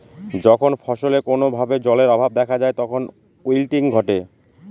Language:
Bangla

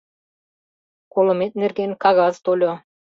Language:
Mari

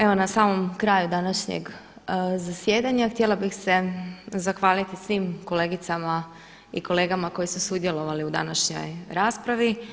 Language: Croatian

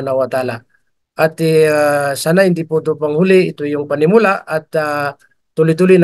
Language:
Filipino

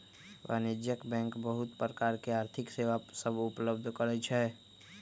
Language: Magahi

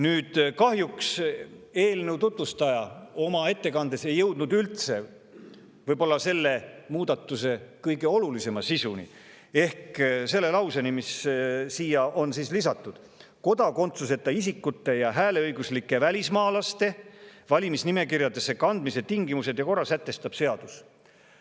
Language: Estonian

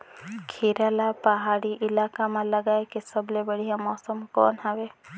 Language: Chhattisgarhi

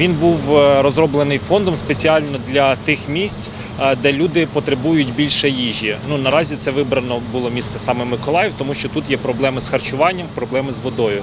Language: Ukrainian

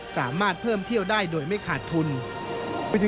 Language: Thai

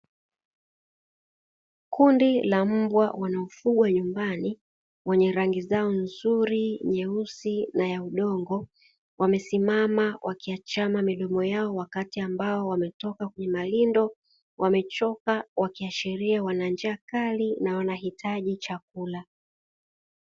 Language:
Swahili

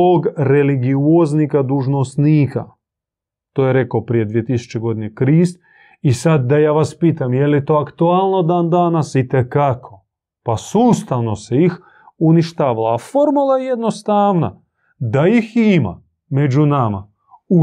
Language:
Croatian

